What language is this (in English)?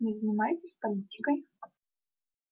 Russian